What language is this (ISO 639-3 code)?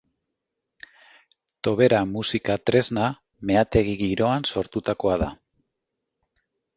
eus